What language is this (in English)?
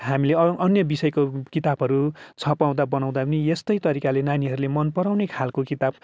Nepali